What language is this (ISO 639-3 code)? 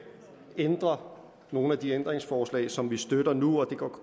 dan